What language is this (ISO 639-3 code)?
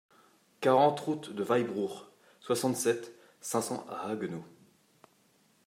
fra